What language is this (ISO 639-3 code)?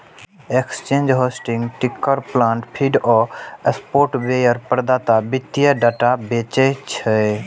mai